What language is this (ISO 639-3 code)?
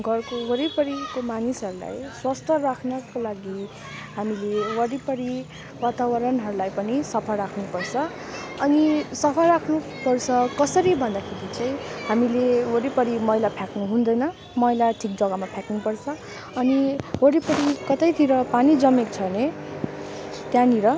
nep